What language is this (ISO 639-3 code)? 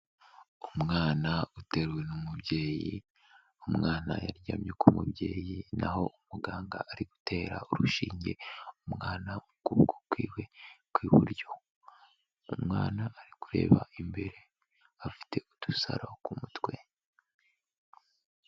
kin